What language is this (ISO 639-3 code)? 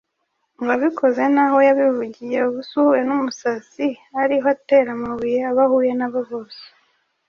kin